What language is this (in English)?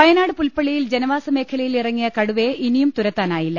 Malayalam